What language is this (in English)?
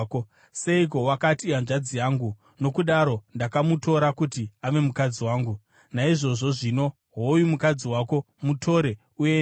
Shona